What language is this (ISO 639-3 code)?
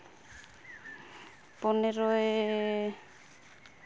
sat